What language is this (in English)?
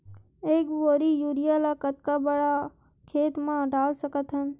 Chhattisgarhi